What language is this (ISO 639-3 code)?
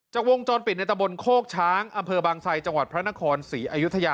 tha